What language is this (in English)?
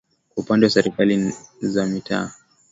Swahili